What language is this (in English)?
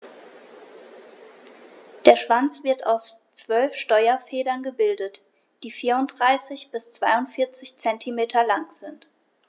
German